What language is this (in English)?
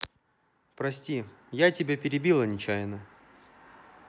Russian